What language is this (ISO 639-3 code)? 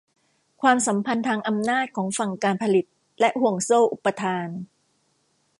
tha